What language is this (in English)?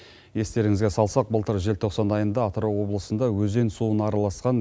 Kazakh